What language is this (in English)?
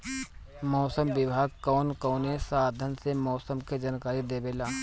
Bhojpuri